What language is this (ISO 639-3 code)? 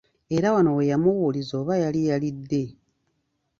lug